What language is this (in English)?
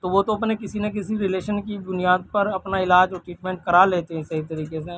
Urdu